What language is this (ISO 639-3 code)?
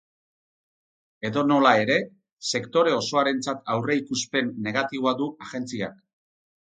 eus